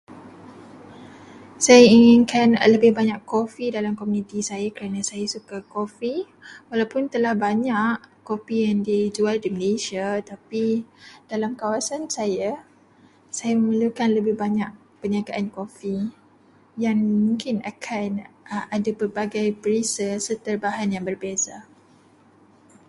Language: Malay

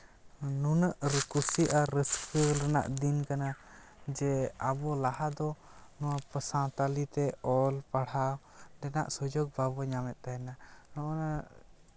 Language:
Santali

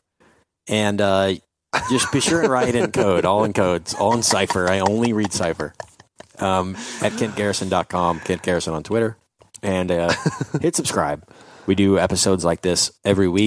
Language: English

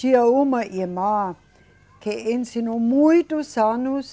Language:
Portuguese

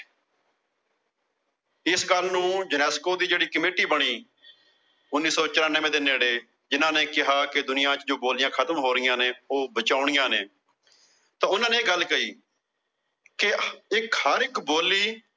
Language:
Punjabi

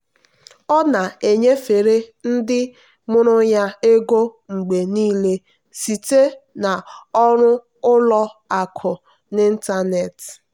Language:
Igbo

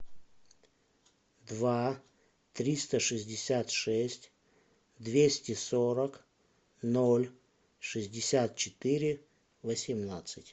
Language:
Russian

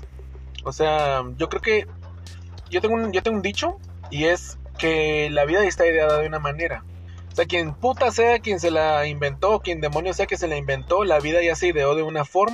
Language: Spanish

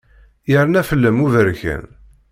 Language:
Kabyle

